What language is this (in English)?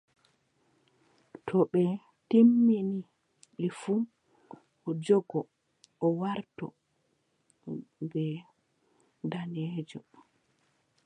Adamawa Fulfulde